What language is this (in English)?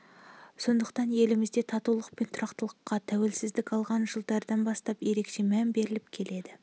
Kazakh